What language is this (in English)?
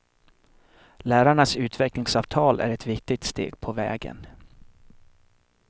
Swedish